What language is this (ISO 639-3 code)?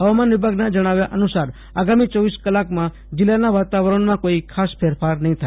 guj